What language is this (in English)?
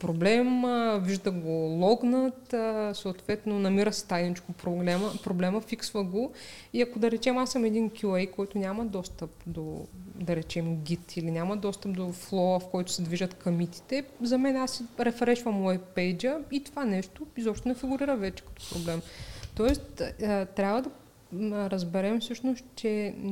Bulgarian